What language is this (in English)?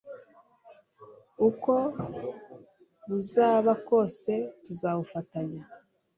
Kinyarwanda